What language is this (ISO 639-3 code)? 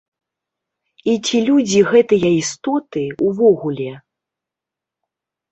bel